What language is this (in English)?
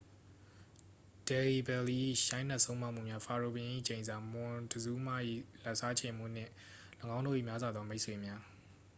Burmese